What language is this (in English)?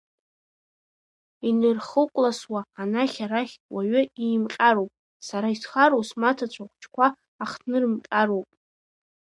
Abkhazian